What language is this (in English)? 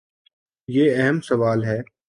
Urdu